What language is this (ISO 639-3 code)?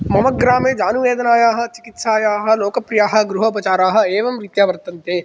san